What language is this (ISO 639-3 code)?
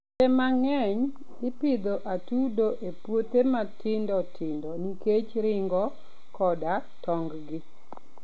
luo